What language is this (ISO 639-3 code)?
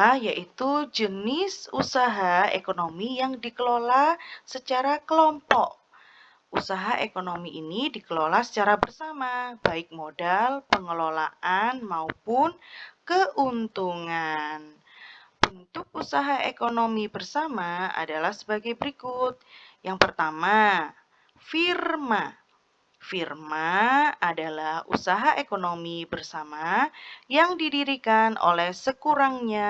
ind